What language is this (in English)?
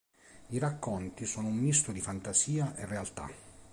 Italian